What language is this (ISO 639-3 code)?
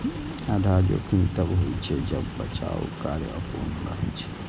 mai